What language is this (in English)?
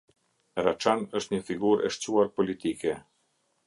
Albanian